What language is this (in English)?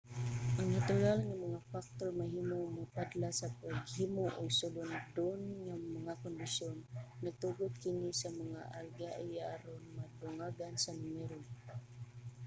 Cebuano